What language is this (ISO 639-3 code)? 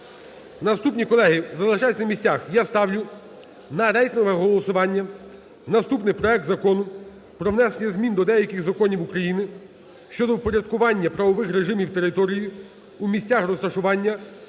ukr